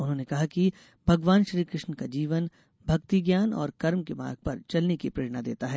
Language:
Hindi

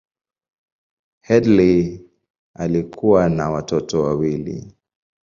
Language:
Swahili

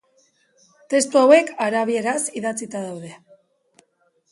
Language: Basque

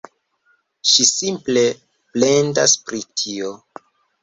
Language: Esperanto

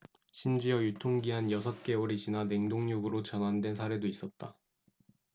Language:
Korean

